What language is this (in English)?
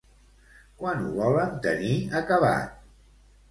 Catalan